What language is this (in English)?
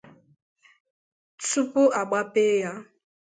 Igbo